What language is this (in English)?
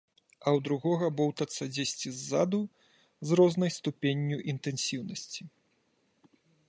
Belarusian